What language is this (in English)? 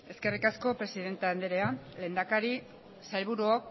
Basque